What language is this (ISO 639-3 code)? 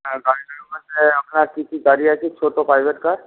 ben